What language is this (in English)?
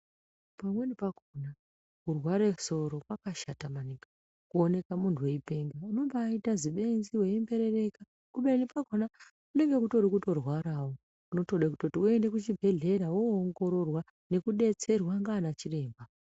Ndau